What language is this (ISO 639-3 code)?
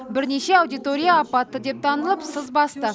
kaz